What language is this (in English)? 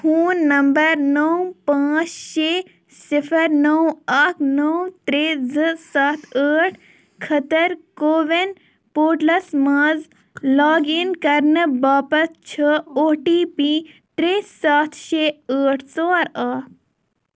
Kashmiri